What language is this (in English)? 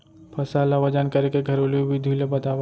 Chhattisgarhi